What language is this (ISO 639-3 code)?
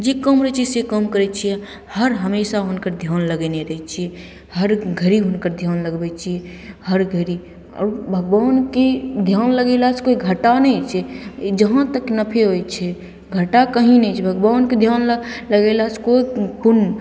mai